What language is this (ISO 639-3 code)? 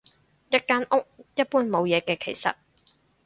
yue